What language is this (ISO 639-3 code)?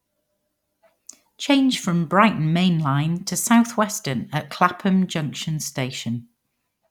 eng